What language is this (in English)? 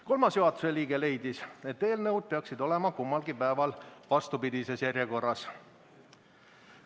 Estonian